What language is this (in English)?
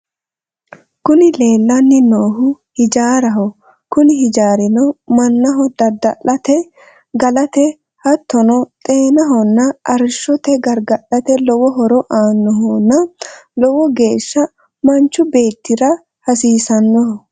Sidamo